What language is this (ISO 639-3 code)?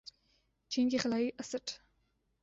urd